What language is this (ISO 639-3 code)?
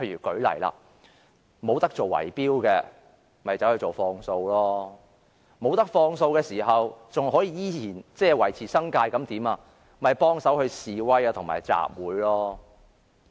yue